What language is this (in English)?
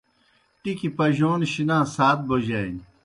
Kohistani Shina